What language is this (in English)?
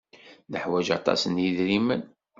Kabyle